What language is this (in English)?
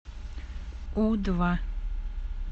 Russian